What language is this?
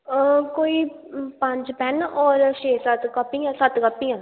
Dogri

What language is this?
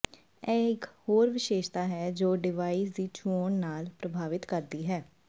Punjabi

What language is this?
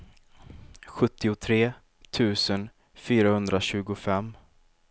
Swedish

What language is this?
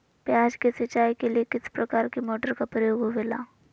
Magahi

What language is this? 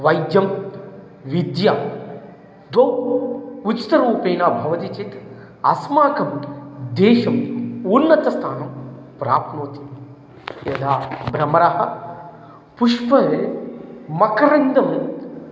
Sanskrit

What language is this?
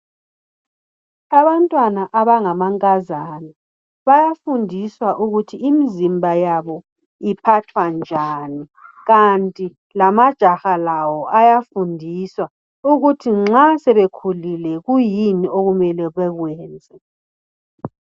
North Ndebele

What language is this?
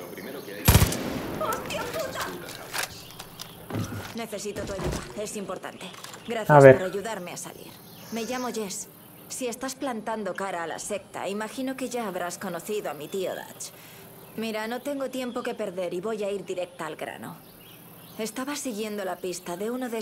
Spanish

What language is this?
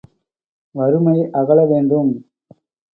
Tamil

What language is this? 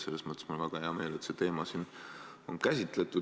Estonian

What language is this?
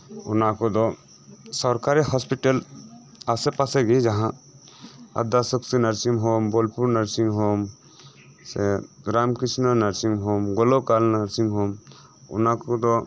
Santali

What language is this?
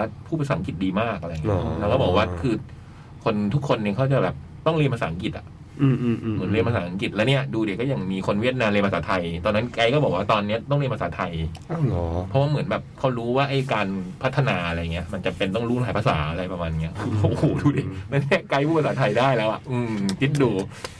Thai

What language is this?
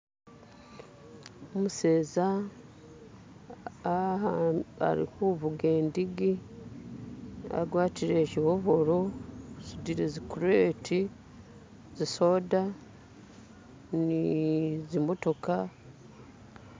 Masaaba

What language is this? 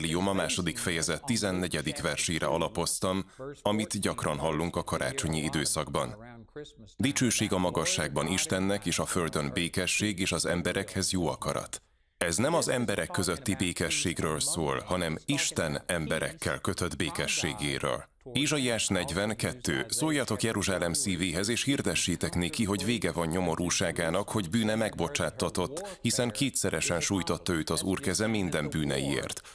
Hungarian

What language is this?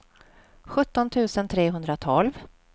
Swedish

